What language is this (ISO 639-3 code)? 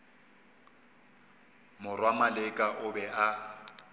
nso